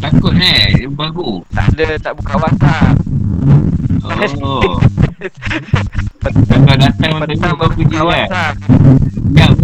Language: Malay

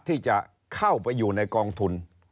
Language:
Thai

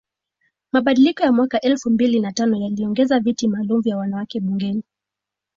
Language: Swahili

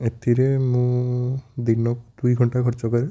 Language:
Odia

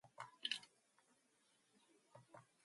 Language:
Mongolian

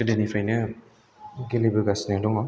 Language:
Bodo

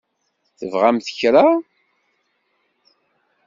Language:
Kabyle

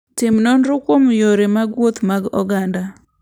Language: Luo (Kenya and Tanzania)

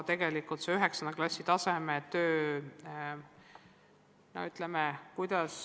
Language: Estonian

